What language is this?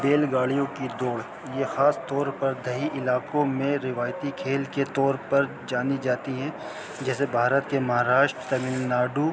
Urdu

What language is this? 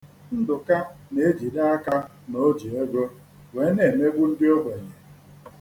Igbo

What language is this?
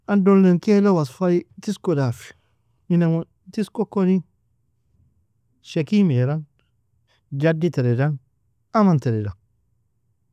Nobiin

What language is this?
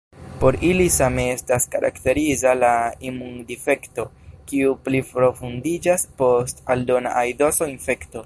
Esperanto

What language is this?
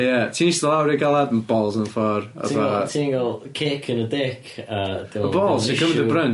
Welsh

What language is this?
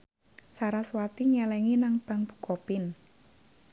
Javanese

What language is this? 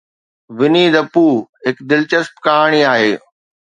Sindhi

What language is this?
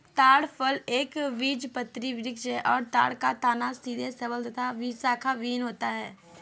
Hindi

